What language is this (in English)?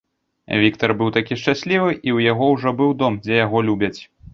Belarusian